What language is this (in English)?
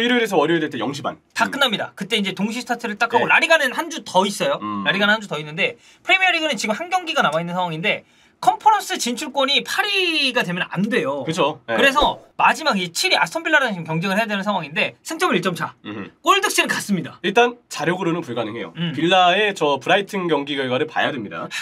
Korean